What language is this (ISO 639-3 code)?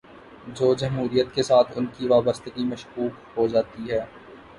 urd